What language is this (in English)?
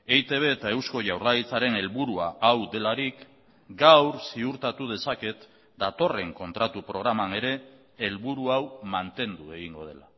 Basque